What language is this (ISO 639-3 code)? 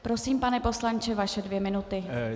ces